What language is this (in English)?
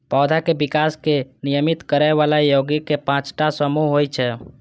Maithili